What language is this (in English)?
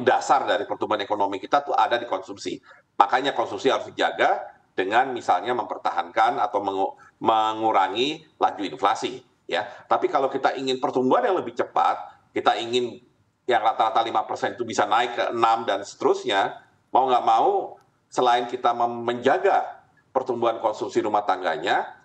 Indonesian